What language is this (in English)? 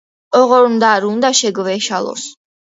Georgian